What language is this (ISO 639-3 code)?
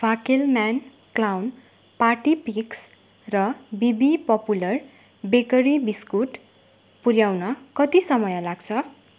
nep